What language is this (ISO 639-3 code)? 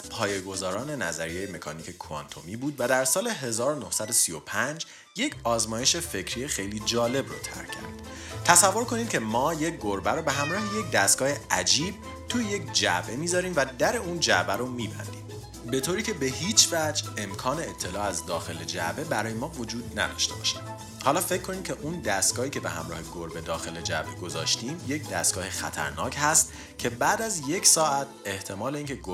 fas